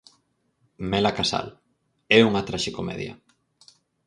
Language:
Galician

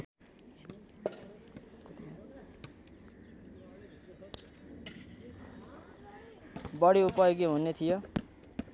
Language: Nepali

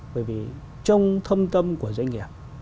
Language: Vietnamese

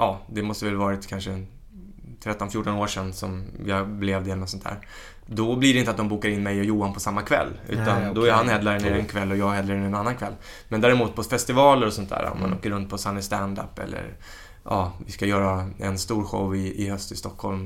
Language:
Swedish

